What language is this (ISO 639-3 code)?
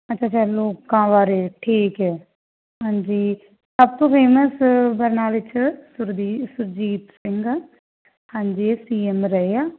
pan